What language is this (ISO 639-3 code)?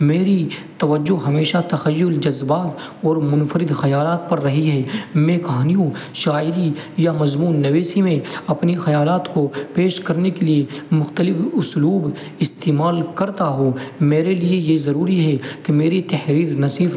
urd